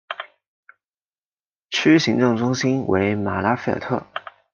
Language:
Chinese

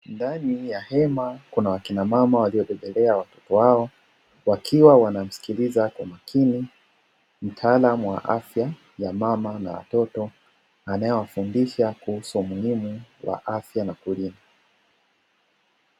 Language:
Swahili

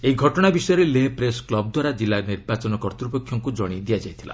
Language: Odia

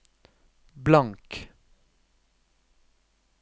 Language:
Norwegian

